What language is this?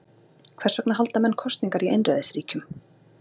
Icelandic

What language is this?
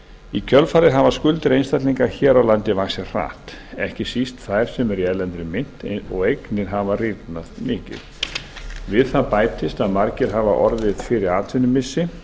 Icelandic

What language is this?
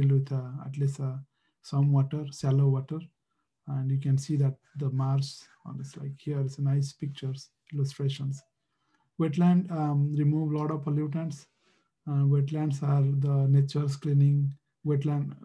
English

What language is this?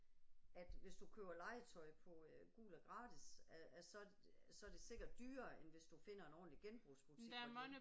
Danish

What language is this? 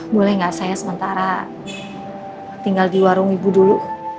Indonesian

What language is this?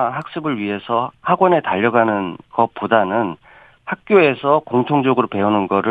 Korean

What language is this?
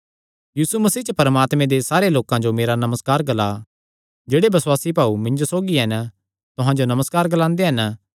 Kangri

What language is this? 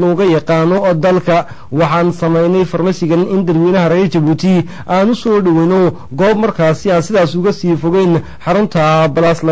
Arabic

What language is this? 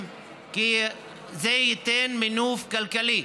Hebrew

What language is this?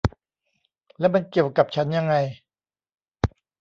Thai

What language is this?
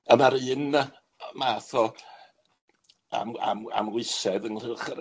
Welsh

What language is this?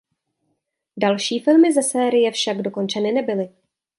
Czech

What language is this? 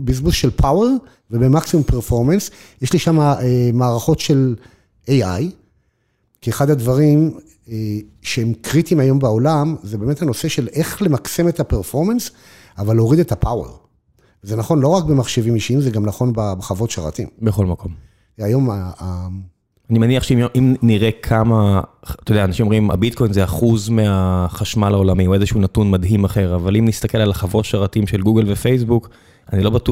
Hebrew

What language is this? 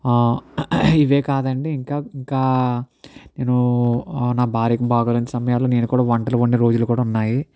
Telugu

